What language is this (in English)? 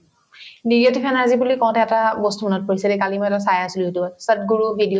Assamese